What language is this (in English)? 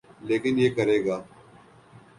Urdu